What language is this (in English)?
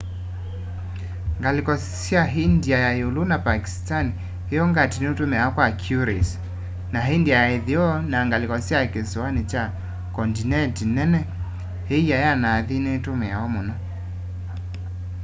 Kamba